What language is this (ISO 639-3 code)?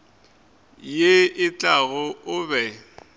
nso